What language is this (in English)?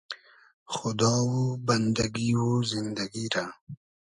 Hazaragi